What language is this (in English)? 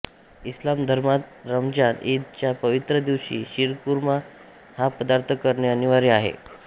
Marathi